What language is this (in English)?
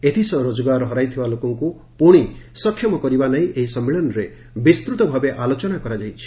Odia